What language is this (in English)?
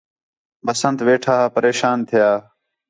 Khetrani